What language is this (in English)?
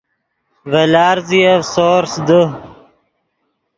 Yidgha